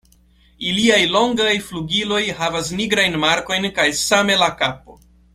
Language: Esperanto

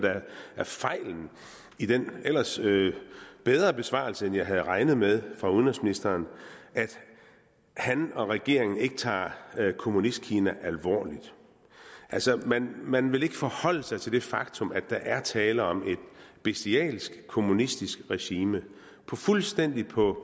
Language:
Danish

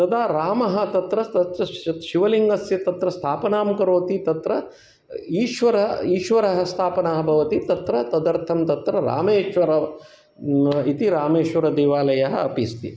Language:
Sanskrit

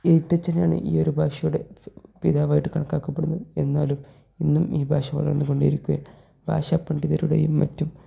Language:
Malayalam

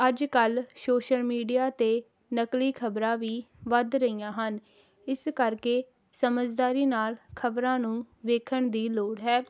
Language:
Punjabi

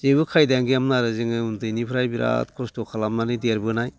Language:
Bodo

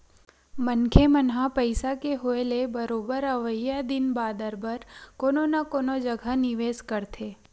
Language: Chhattisgarhi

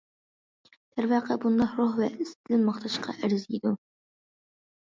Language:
Uyghur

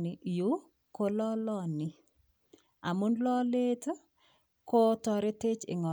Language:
Kalenjin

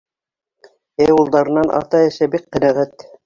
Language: Bashkir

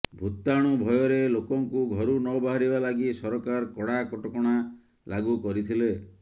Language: Odia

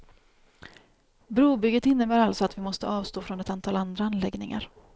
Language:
Swedish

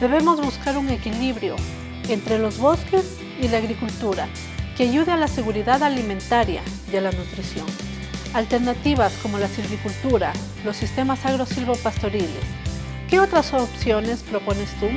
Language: Spanish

